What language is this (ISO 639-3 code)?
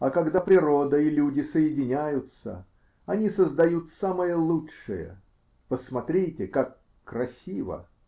rus